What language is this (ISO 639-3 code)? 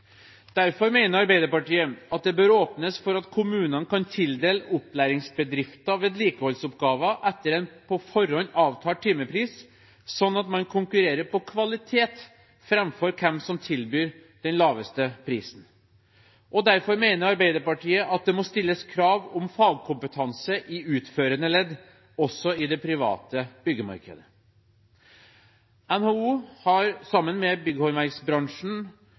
nob